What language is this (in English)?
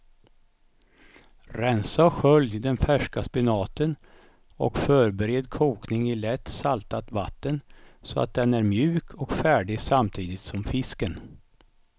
Swedish